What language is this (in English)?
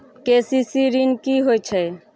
Maithili